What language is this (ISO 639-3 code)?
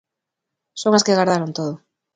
glg